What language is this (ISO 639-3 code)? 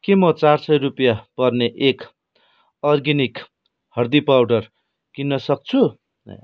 nep